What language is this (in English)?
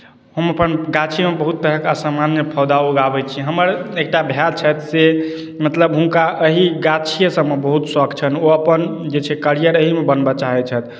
Maithili